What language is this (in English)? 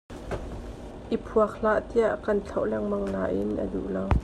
Hakha Chin